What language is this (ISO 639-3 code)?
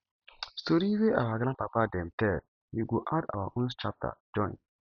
pcm